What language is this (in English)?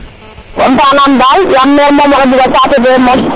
Serer